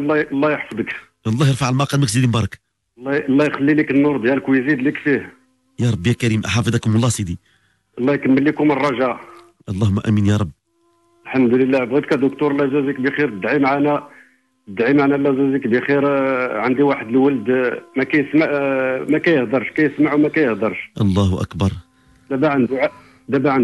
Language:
Arabic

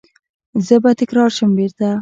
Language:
Pashto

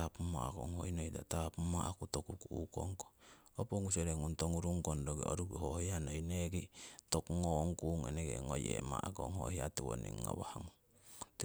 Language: Siwai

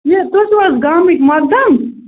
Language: Kashmiri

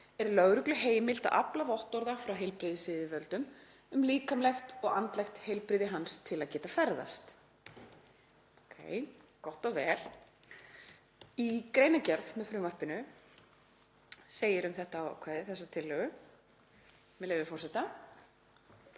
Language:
Icelandic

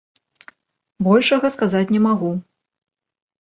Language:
Belarusian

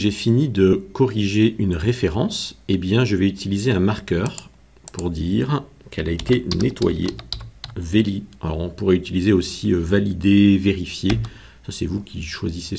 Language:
French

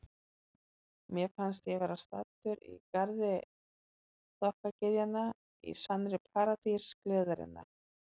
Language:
Icelandic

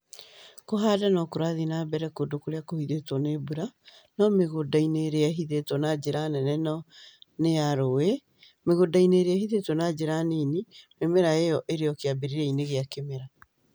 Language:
Kikuyu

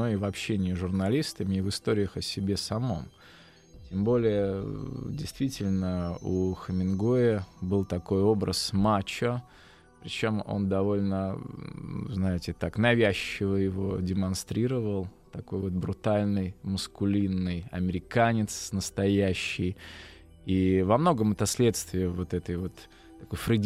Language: Russian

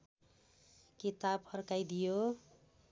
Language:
Nepali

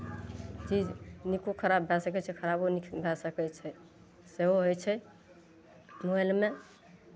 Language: Maithili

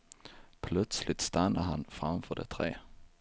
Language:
Swedish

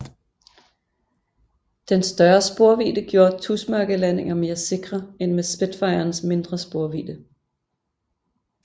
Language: Danish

